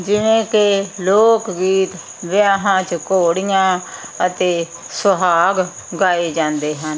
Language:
Punjabi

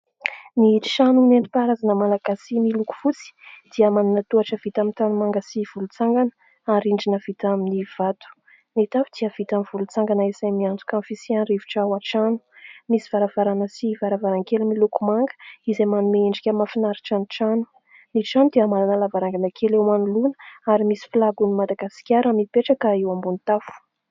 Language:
Malagasy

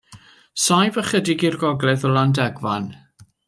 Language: Welsh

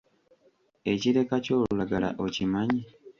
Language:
Ganda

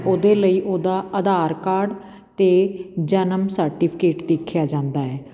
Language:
Punjabi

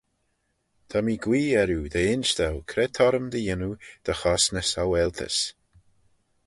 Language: Manx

